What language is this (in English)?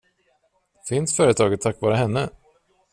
Swedish